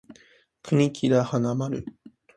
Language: Japanese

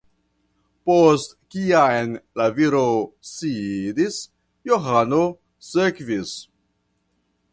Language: Esperanto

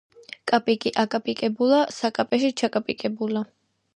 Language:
Georgian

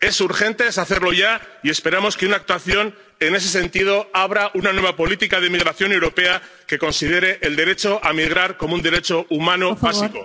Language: Spanish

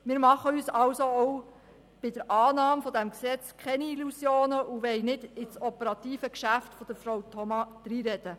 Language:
Swiss German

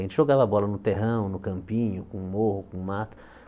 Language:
Portuguese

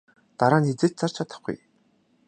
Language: Mongolian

